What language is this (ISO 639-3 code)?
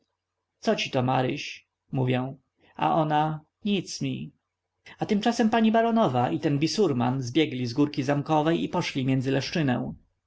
pol